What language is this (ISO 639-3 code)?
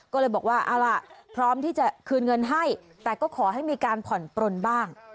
tha